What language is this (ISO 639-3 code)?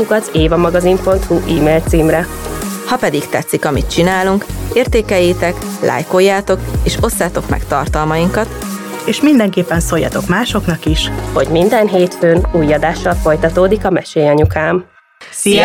hun